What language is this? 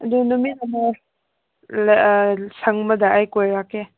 Manipuri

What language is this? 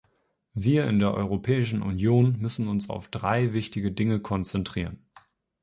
German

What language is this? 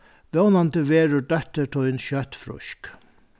Faroese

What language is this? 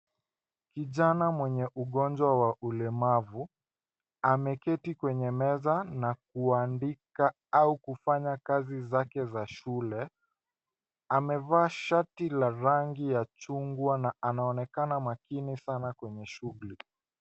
Swahili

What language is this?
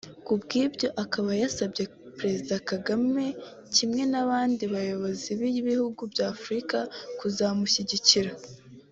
Kinyarwanda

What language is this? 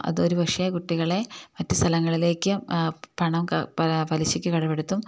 Malayalam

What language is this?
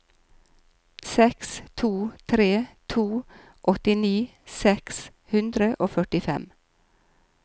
Norwegian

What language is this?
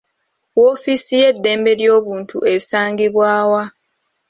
Ganda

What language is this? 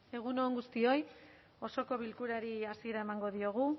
Basque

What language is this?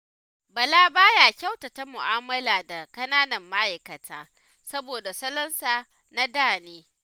Hausa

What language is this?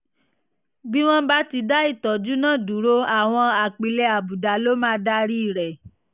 Yoruba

